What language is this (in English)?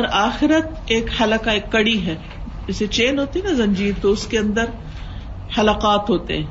Urdu